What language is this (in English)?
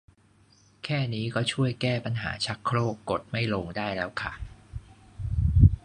Thai